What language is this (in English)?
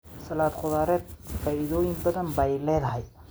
Somali